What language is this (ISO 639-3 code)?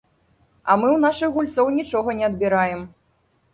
bel